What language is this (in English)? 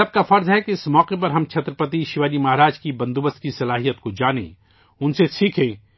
Urdu